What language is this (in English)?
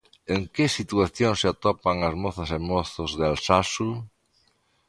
Galician